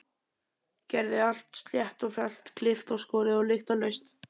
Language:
Icelandic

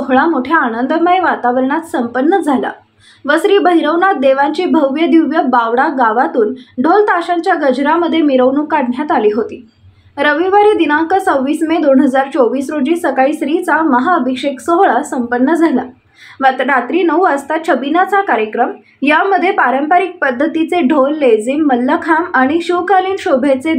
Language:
Marathi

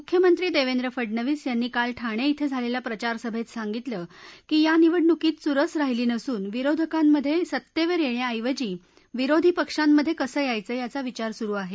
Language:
Marathi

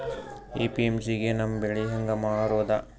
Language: Kannada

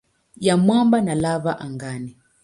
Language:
Swahili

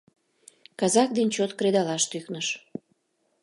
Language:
Mari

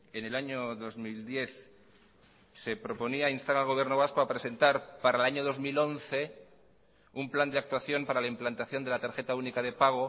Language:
Spanish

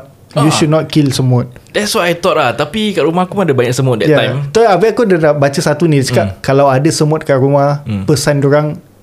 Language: Malay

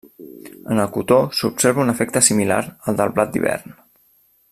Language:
Catalan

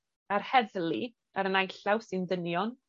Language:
Welsh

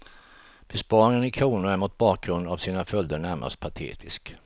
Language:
Swedish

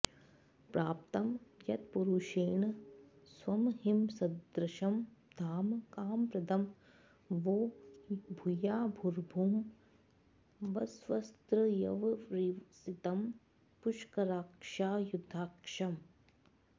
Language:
Sanskrit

